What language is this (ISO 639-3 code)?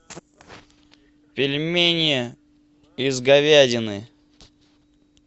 rus